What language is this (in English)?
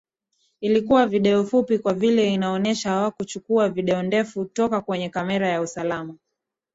Swahili